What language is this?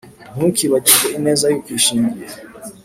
Kinyarwanda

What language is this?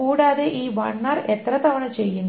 Malayalam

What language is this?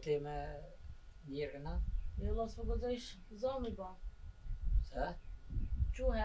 Romanian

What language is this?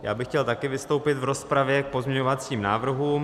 Czech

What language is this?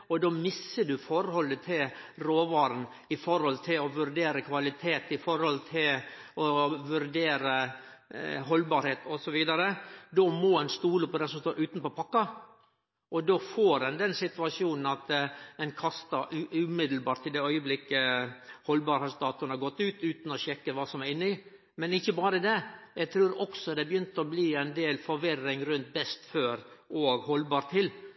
Norwegian Nynorsk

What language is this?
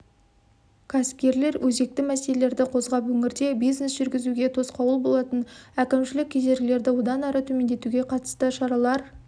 Kazakh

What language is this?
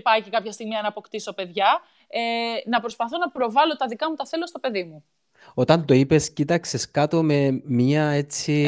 Greek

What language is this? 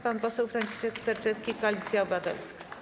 Polish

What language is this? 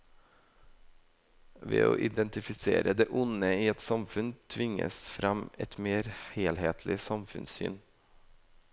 Norwegian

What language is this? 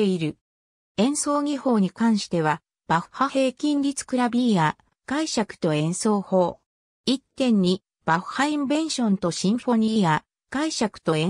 Japanese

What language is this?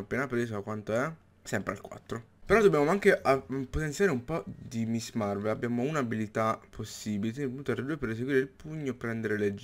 Italian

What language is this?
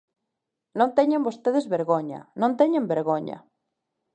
Galician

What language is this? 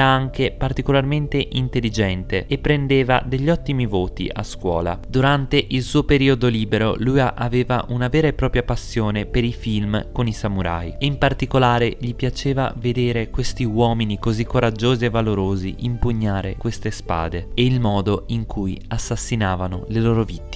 Italian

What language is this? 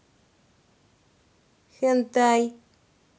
Russian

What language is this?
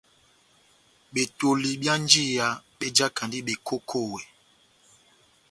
Batanga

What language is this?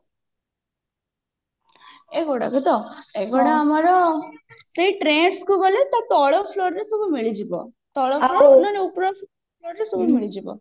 Odia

